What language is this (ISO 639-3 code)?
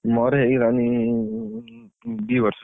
ori